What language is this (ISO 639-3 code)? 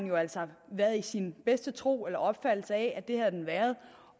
dan